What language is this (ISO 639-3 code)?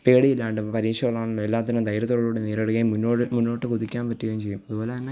mal